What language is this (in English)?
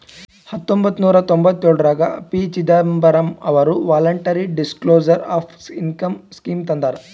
Kannada